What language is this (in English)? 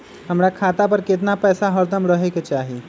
Magahi